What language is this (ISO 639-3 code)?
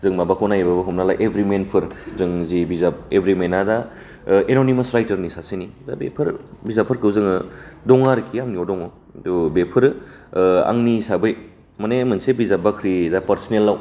brx